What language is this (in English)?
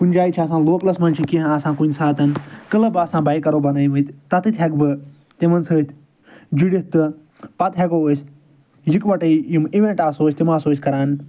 Kashmiri